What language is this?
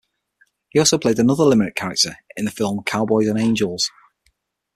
English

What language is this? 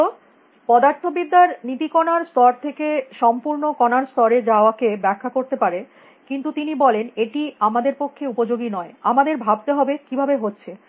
Bangla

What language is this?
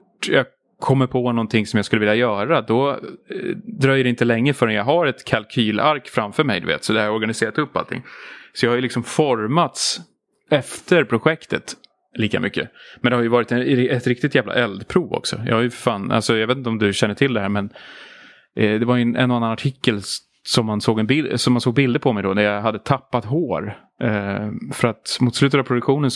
Swedish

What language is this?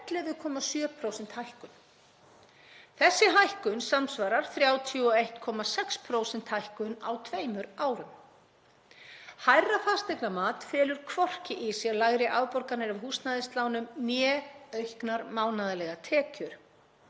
Icelandic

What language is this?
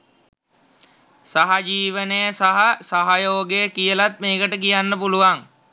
Sinhala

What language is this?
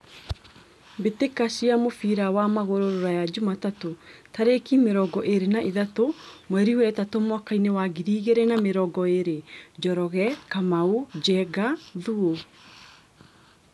Kikuyu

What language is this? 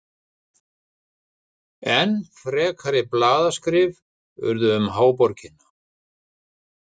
Icelandic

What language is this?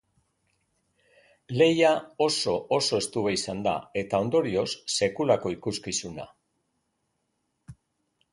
Basque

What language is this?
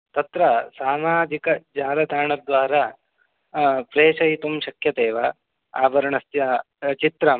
Sanskrit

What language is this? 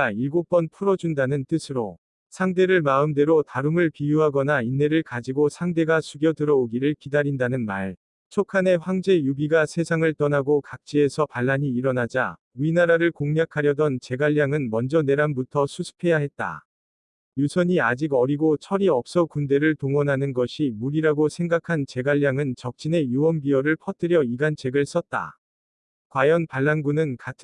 Korean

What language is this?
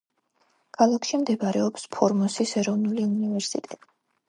Georgian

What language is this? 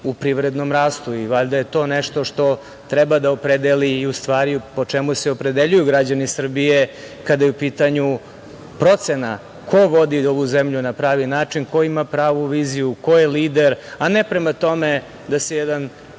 Serbian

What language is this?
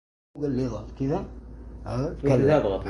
Arabic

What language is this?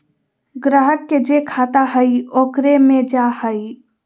Magahi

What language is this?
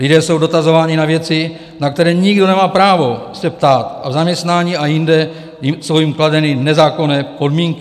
Czech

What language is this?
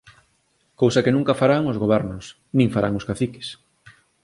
Galician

